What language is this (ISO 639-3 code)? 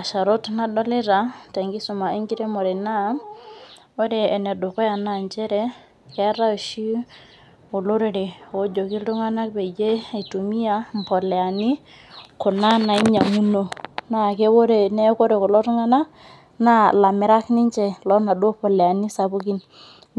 mas